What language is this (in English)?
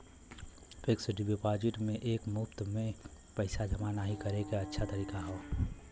Bhojpuri